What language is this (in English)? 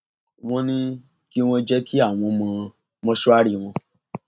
Yoruba